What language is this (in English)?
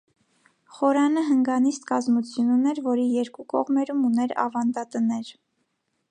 Armenian